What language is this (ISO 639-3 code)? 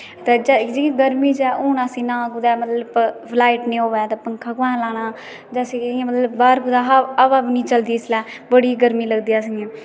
doi